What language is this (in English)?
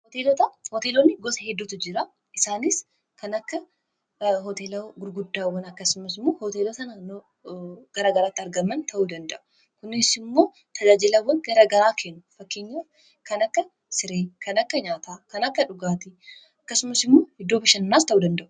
Oromo